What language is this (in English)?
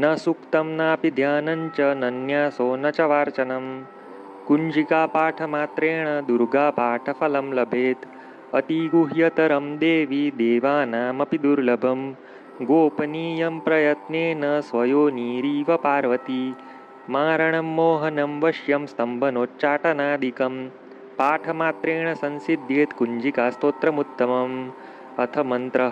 Hindi